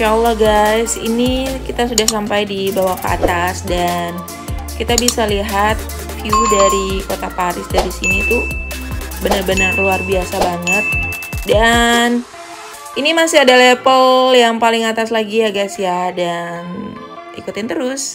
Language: Indonesian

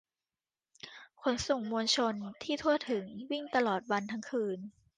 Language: Thai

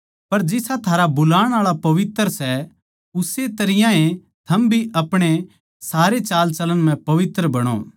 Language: Haryanvi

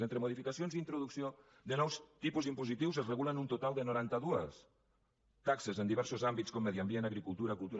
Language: Catalan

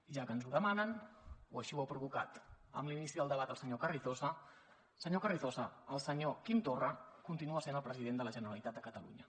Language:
Catalan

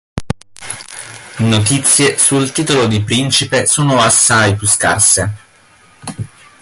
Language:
Italian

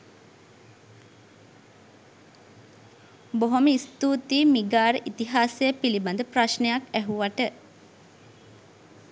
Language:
Sinhala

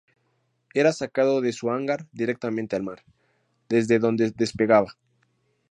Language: Spanish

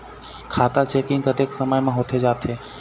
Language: Chhattisgarhi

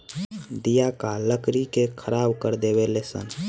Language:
Bhojpuri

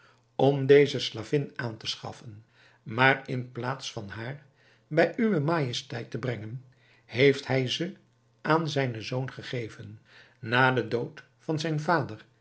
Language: Dutch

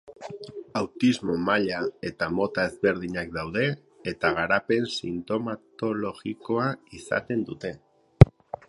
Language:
Basque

